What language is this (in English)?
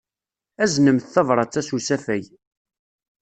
Kabyle